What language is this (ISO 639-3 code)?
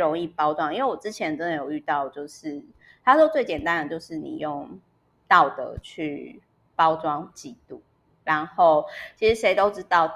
zho